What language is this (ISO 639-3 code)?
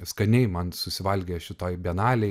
lit